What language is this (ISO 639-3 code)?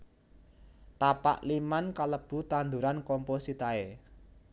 jav